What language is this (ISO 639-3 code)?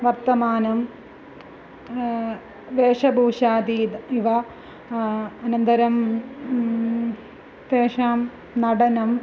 san